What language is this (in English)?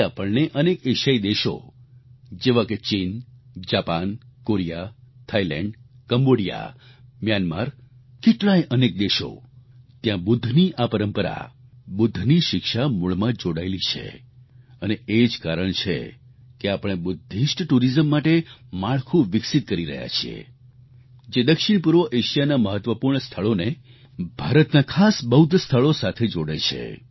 Gujarati